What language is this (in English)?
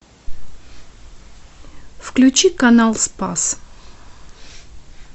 Russian